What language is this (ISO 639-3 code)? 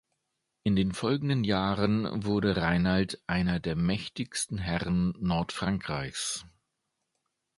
deu